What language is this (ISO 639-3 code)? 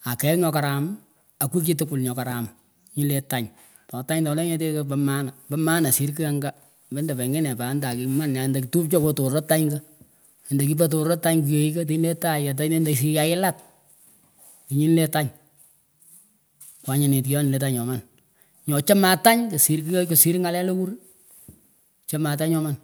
pko